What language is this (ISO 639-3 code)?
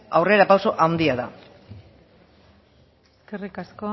eus